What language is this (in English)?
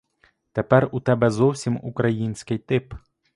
Ukrainian